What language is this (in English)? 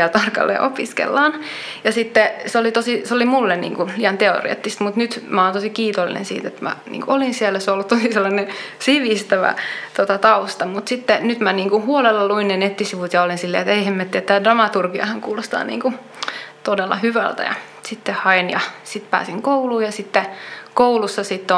Finnish